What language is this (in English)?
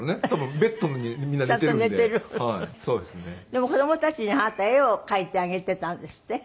Japanese